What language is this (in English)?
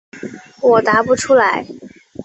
Chinese